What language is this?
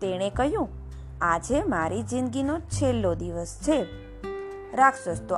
Gujarati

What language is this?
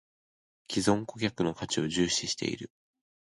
Japanese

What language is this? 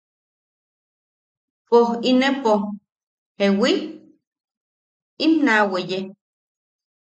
Yaqui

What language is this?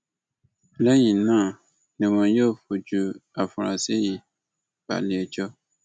Yoruba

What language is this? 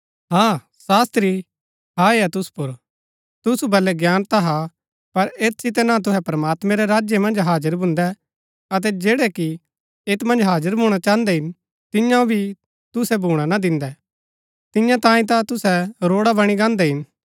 Gaddi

